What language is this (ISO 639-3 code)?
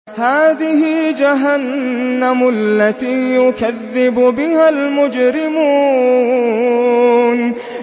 ara